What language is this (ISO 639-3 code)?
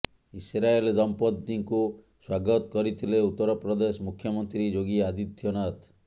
ori